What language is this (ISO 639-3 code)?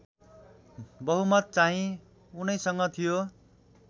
nep